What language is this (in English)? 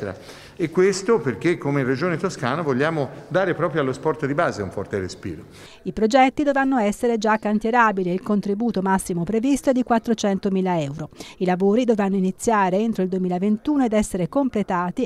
Italian